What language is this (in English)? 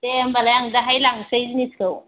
Bodo